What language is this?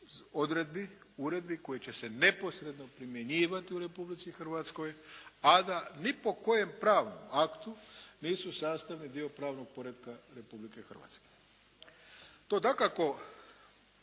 Croatian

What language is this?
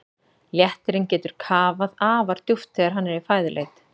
Icelandic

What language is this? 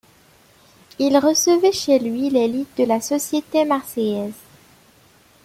French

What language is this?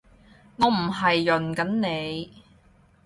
Cantonese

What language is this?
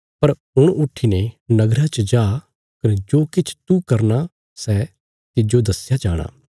Bilaspuri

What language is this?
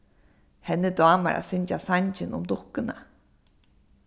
Faroese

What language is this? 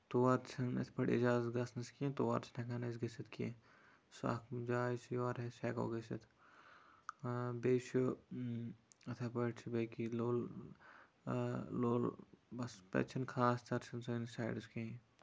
Kashmiri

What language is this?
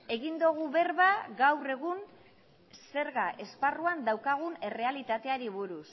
Basque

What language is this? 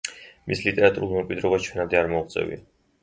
Georgian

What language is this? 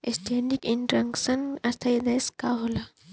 Bhojpuri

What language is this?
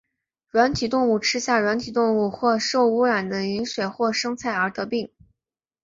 Chinese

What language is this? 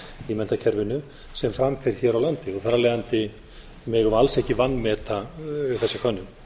Icelandic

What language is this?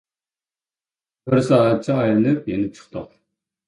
Uyghur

